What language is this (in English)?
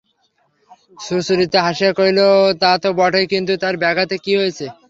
Bangla